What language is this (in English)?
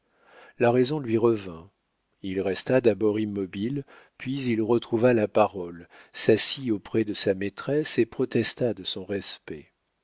French